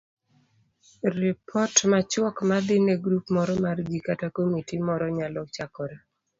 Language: Luo (Kenya and Tanzania)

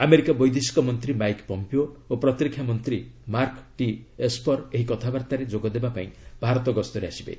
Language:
Odia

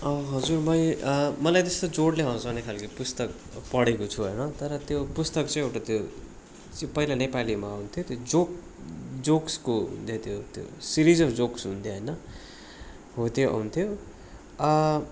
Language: Nepali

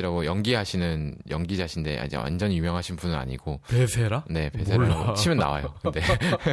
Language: Korean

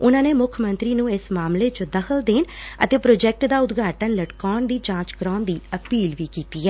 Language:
Punjabi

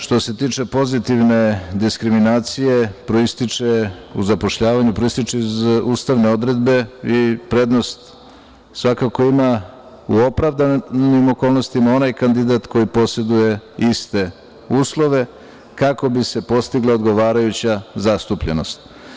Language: Serbian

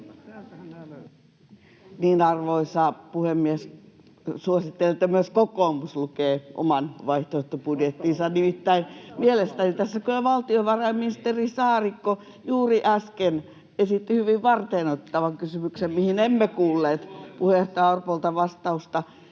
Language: Finnish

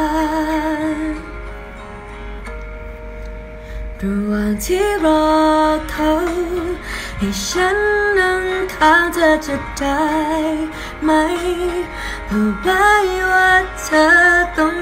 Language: Thai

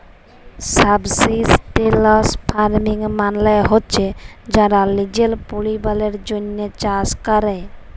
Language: Bangla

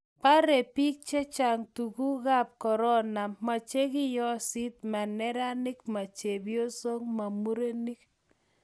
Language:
Kalenjin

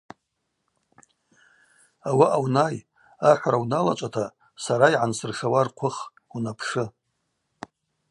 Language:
Abaza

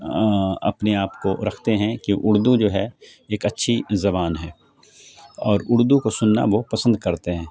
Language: Urdu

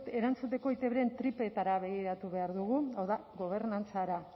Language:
Basque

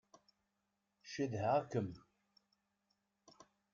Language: Kabyle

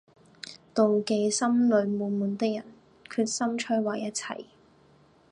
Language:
Cantonese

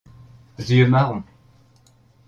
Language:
French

